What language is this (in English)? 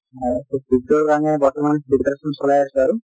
Assamese